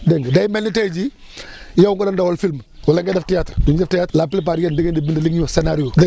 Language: Wolof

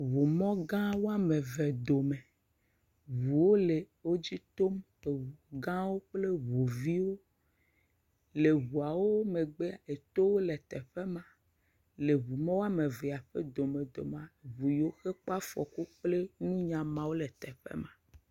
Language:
Ewe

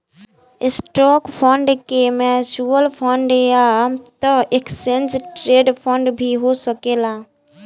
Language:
Bhojpuri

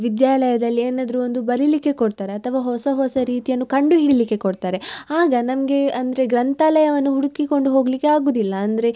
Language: Kannada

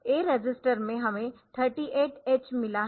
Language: Hindi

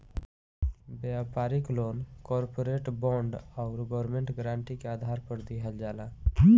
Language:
Bhojpuri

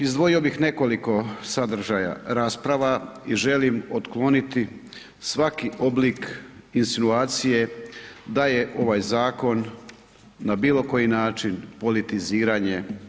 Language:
Croatian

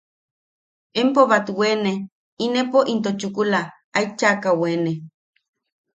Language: Yaqui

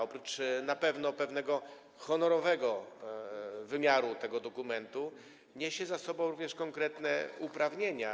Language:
Polish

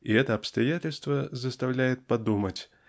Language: Russian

